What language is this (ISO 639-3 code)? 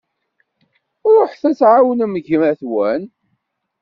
kab